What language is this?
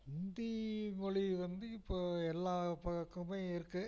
Tamil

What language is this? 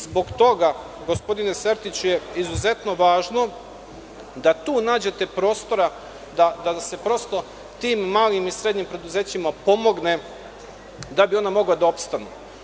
Serbian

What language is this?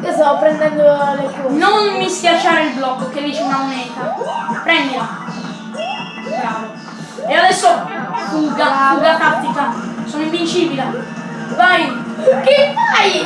Italian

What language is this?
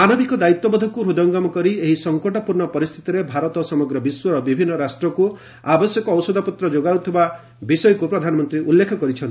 Odia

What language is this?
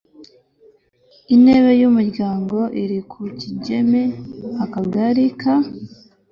Kinyarwanda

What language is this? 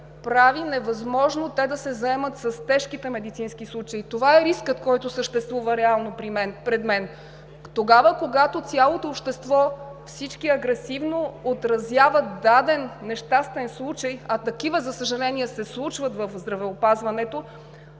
Bulgarian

